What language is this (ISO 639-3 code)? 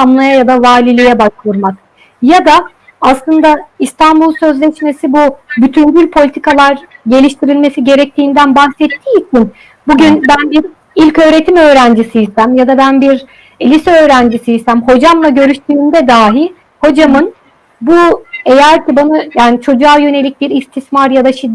tur